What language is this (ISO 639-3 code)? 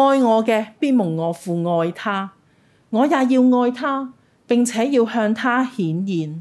zho